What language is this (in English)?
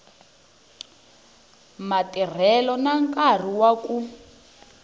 Tsonga